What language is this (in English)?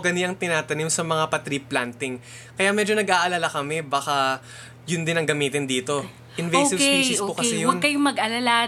Filipino